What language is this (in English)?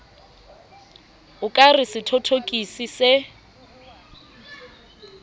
Southern Sotho